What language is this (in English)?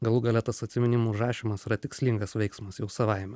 Lithuanian